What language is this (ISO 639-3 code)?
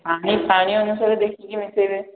ori